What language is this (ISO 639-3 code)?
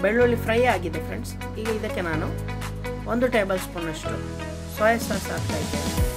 kan